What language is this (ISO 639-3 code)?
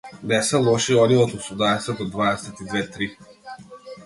mkd